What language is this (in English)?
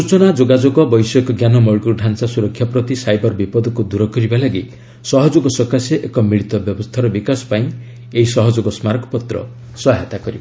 Odia